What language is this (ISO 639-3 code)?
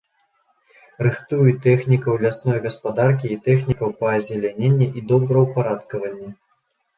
bel